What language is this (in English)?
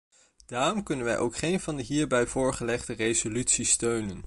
Dutch